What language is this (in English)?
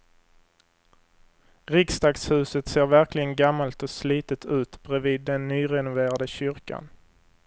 Swedish